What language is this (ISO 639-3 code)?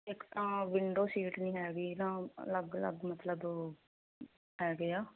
pan